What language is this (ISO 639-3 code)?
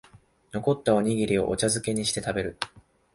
jpn